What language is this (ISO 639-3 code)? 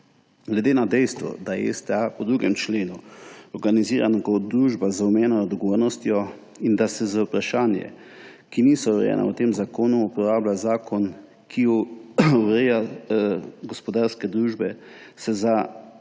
slv